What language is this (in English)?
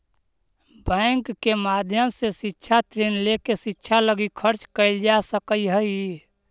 Magahi